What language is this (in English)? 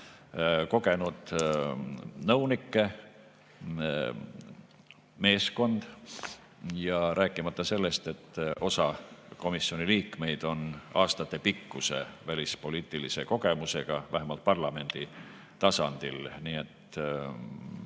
Estonian